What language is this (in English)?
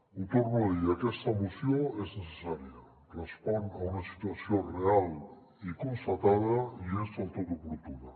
Catalan